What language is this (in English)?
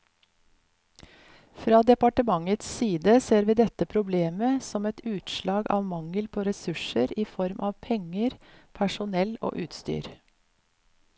Norwegian